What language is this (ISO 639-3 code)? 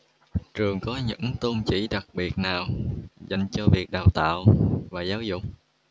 vie